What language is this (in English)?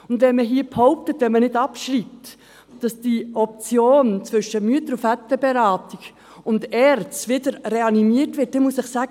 Swiss German